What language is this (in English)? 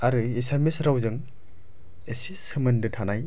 Bodo